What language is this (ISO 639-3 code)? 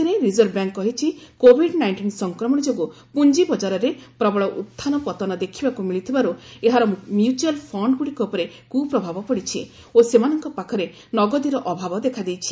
ori